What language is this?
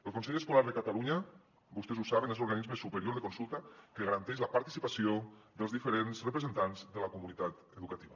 Catalan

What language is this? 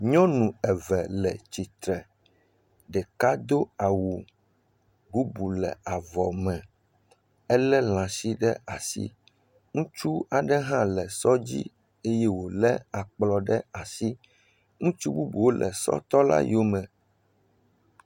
Ewe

